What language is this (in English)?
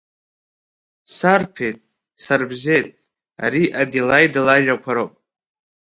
Abkhazian